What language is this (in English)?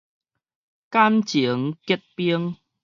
Min Nan Chinese